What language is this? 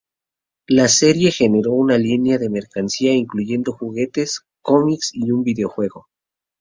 Spanish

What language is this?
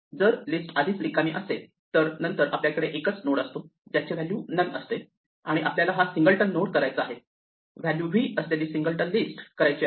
Marathi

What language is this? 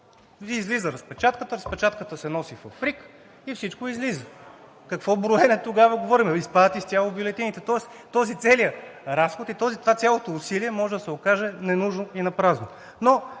Bulgarian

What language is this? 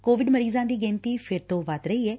Punjabi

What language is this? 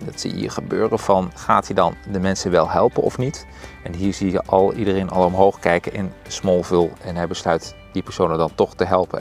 Dutch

